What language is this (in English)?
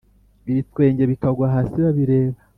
Kinyarwanda